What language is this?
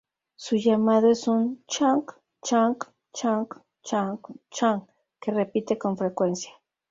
Spanish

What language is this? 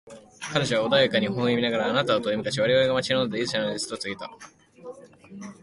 Japanese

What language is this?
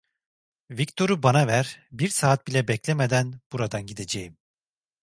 Turkish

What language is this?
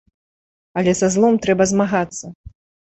Belarusian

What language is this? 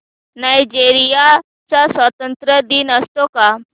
Marathi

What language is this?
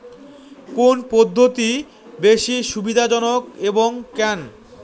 Bangla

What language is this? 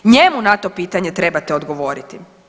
Croatian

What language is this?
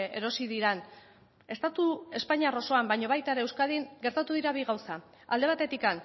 Basque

